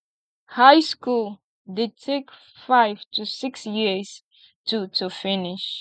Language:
Nigerian Pidgin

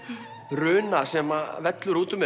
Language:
Icelandic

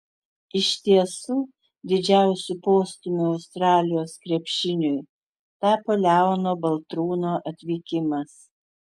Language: Lithuanian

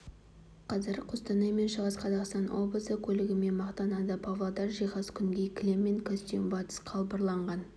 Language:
Kazakh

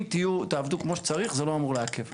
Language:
Hebrew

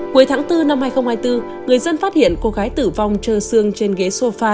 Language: Vietnamese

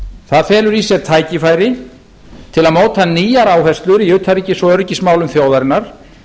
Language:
Icelandic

